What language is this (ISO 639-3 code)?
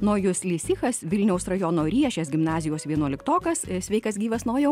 lit